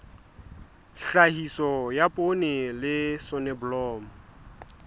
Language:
Southern Sotho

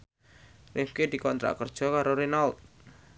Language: Javanese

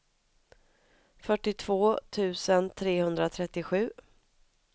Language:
Swedish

